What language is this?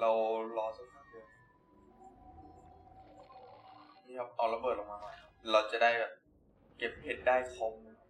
Thai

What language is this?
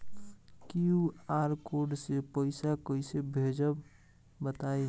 Bhojpuri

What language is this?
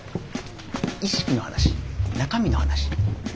Japanese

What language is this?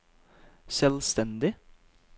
Norwegian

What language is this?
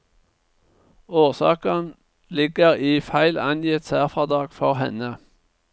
Norwegian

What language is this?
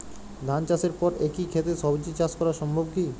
Bangla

